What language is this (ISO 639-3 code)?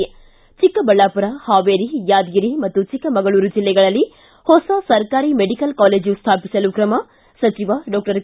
kan